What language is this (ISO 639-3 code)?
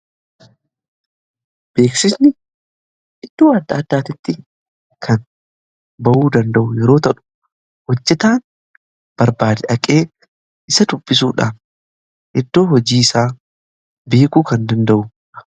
orm